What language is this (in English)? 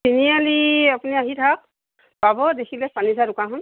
Assamese